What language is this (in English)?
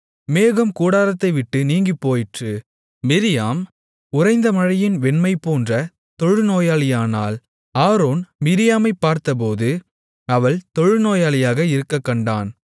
Tamil